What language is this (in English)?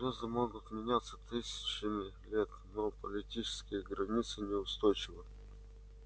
Russian